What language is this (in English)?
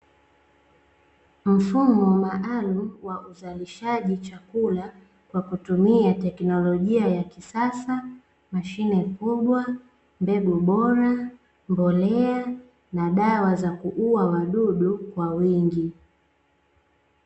Swahili